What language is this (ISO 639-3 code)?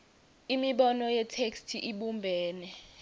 ssw